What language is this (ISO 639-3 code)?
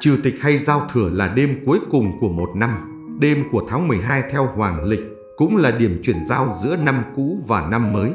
vie